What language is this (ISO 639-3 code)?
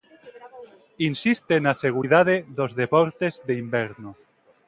glg